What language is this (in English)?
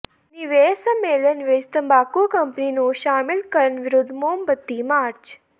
Punjabi